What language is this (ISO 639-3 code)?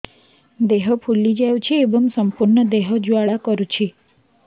ori